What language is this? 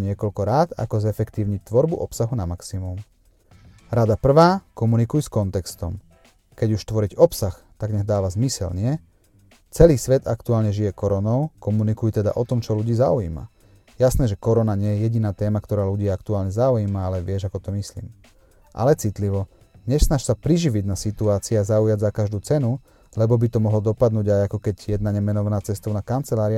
Slovak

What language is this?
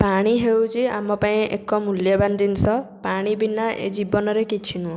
Odia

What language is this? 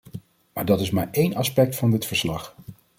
Dutch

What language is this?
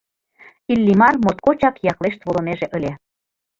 Mari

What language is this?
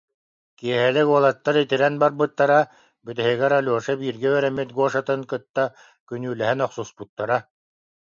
Yakut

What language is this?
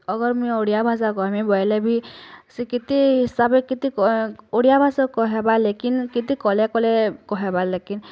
Odia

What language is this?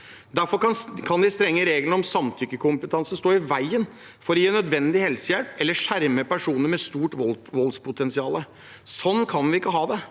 Norwegian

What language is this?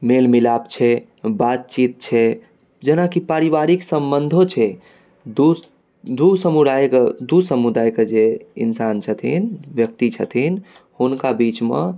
Maithili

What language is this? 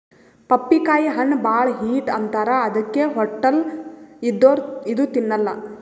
Kannada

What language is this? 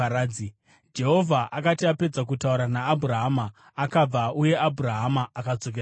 Shona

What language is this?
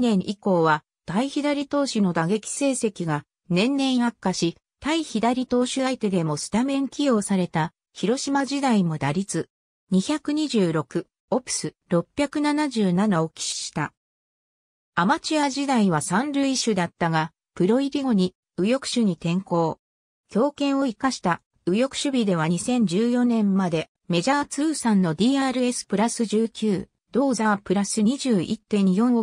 Japanese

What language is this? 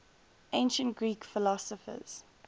English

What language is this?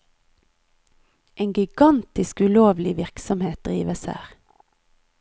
Norwegian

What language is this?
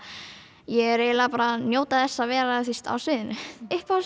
Icelandic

